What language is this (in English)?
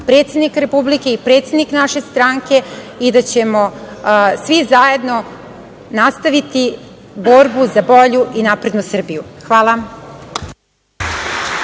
Serbian